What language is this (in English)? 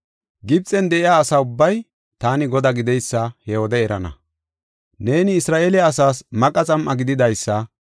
Gofa